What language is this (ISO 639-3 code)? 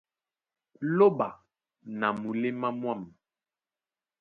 dua